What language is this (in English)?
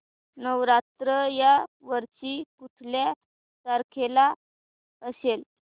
Marathi